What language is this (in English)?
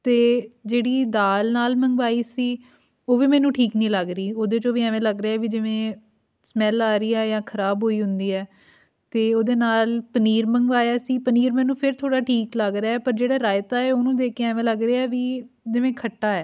Punjabi